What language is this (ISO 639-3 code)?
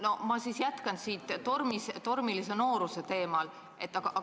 est